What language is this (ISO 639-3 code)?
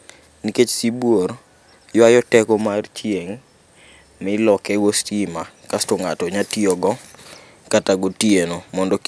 luo